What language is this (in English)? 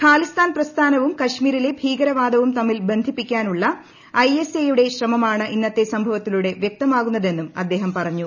Malayalam